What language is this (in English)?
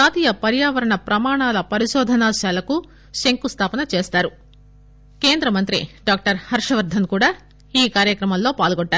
Telugu